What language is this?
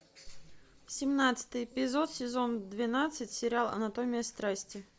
Russian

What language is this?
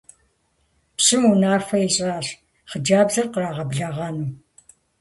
Kabardian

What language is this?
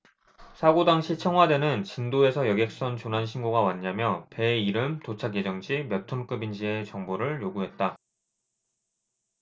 Korean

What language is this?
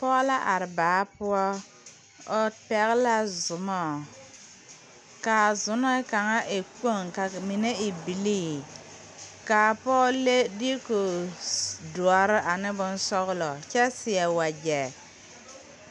Southern Dagaare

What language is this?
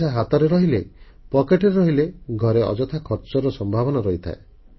Odia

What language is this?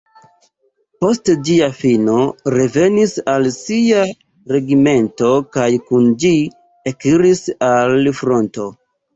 Esperanto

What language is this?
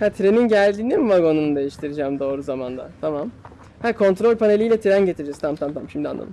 Turkish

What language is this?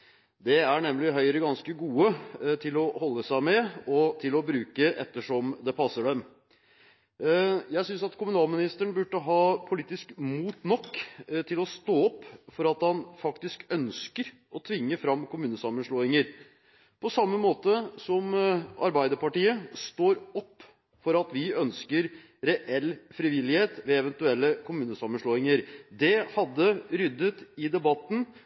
Norwegian Bokmål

